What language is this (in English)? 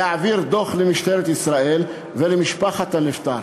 Hebrew